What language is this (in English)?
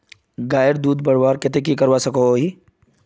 Magahi